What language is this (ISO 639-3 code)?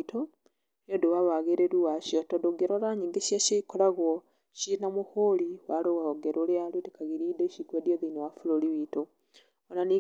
kik